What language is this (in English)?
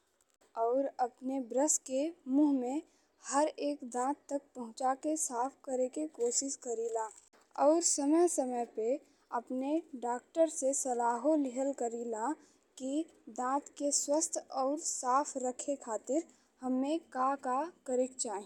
Bhojpuri